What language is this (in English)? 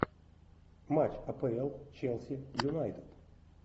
Russian